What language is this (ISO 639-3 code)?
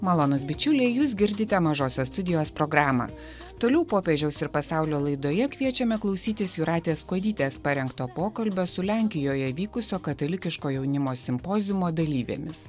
lit